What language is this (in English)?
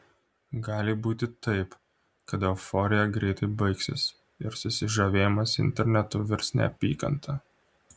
Lithuanian